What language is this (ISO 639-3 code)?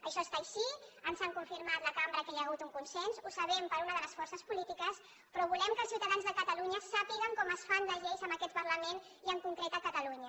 cat